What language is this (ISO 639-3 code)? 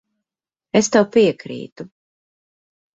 lav